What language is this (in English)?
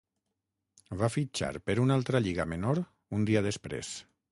Catalan